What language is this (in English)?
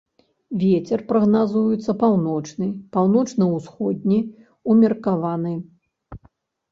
Belarusian